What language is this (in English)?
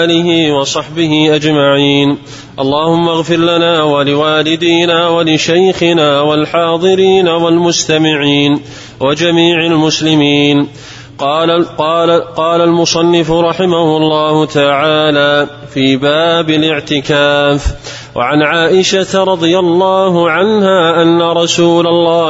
Arabic